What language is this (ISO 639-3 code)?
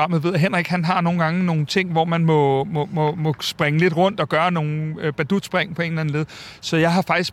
dan